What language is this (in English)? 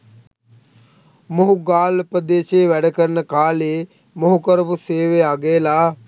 Sinhala